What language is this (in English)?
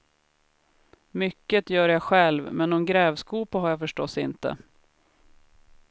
Swedish